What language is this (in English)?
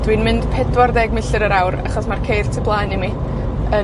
Welsh